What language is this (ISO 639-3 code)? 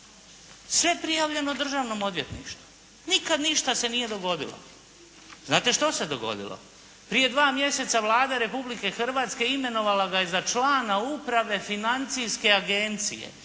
hrv